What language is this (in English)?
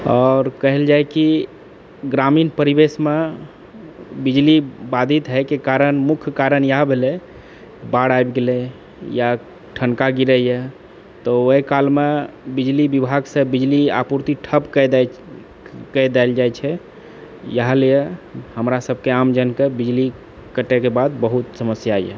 Maithili